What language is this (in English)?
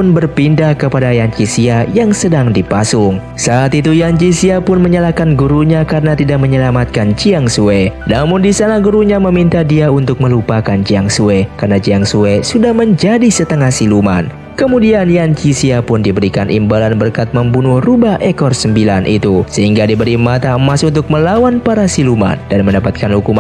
Indonesian